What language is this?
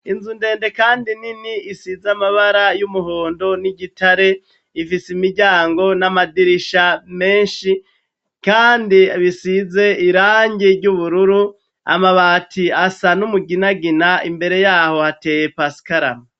Rundi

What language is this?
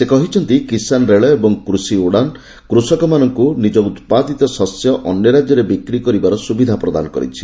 Odia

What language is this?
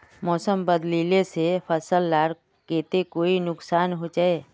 Magahi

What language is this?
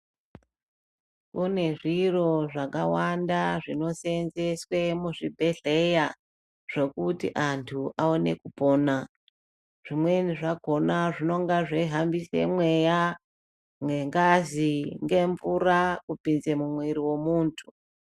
Ndau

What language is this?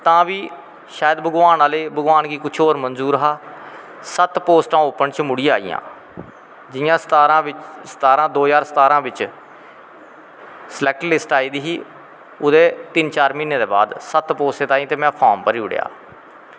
Dogri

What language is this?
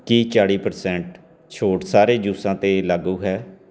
Punjabi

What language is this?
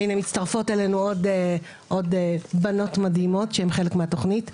Hebrew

